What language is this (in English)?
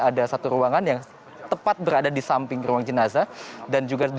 Indonesian